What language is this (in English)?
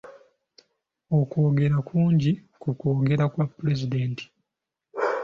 Ganda